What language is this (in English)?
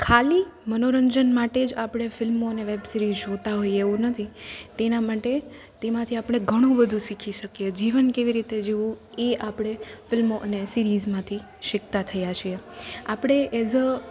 Gujarati